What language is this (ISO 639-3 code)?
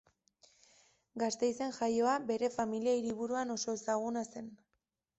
eus